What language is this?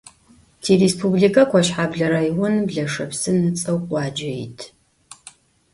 Adyghe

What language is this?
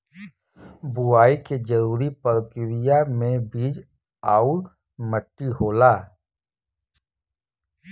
Bhojpuri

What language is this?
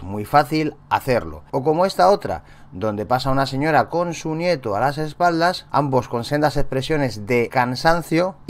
Spanish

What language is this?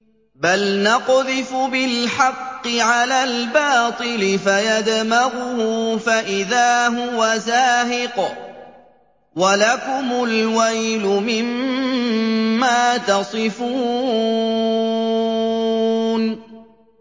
Arabic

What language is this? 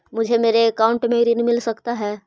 Magahi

